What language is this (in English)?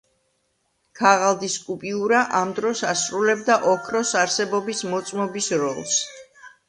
Georgian